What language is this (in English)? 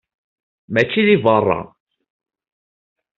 Kabyle